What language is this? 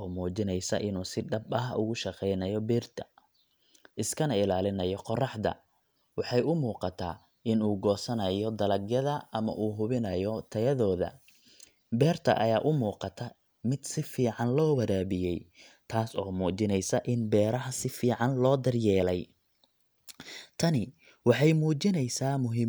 Somali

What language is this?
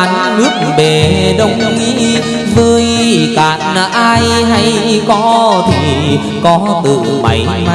Vietnamese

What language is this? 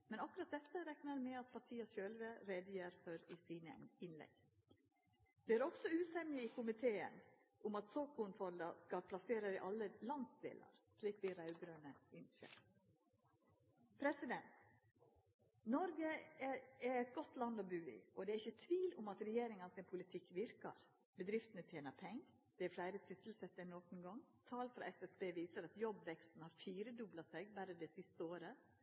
Norwegian Nynorsk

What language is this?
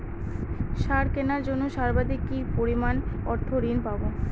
Bangla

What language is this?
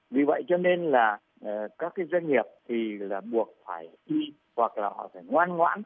Vietnamese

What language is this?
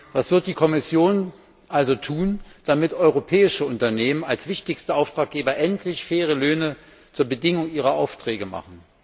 German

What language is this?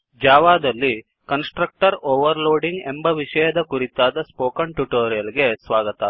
Kannada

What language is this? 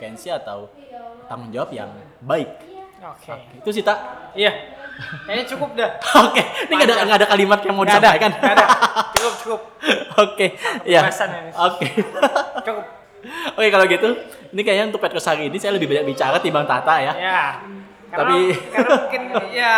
Indonesian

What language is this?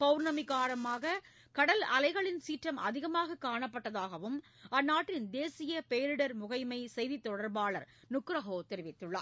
Tamil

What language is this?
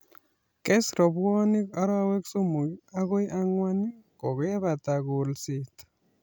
Kalenjin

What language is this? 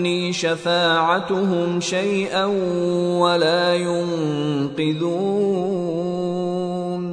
Arabic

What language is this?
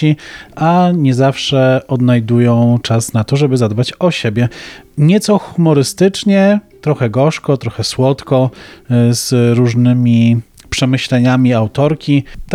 Polish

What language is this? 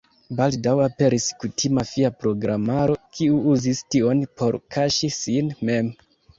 Esperanto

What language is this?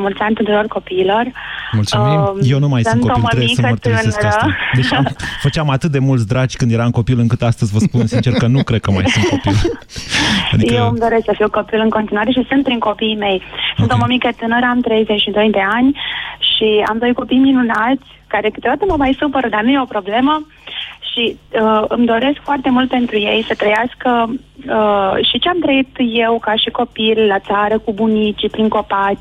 Romanian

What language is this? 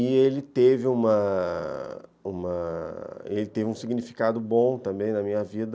Portuguese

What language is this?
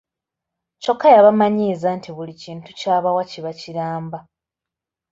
Ganda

